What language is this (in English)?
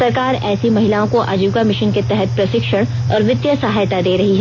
Hindi